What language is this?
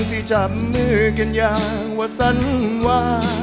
Thai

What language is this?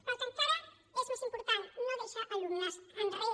Catalan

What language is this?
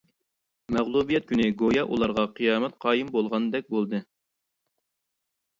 Uyghur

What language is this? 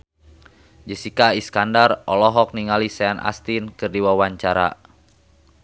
Sundanese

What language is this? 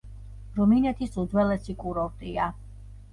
Georgian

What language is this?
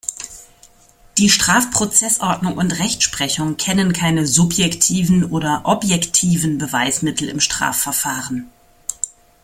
German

